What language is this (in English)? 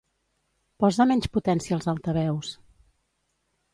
Catalan